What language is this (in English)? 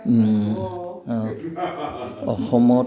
Assamese